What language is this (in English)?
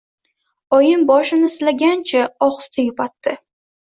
Uzbek